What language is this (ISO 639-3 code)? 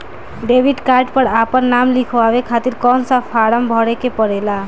bho